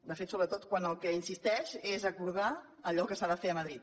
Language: Catalan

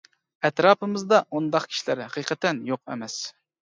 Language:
Uyghur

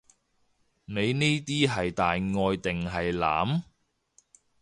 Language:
Cantonese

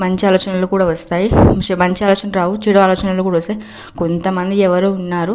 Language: Telugu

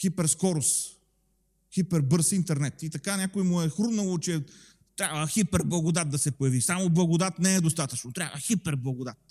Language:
Bulgarian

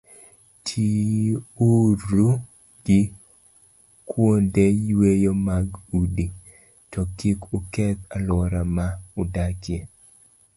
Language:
Luo (Kenya and Tanzania)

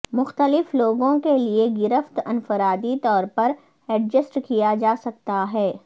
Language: Urdu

